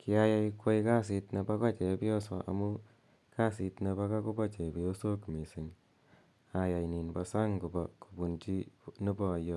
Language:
Kalenjin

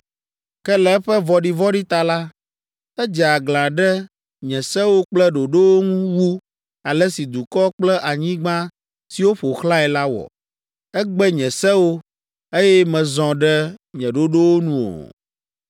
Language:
Ewe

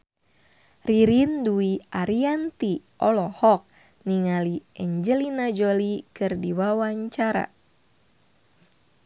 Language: Sundanese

